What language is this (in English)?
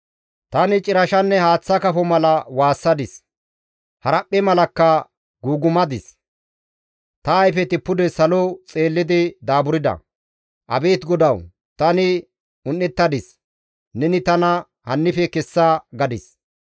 Gamo